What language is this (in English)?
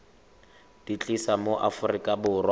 Tswana